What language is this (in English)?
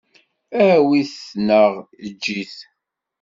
Kabyle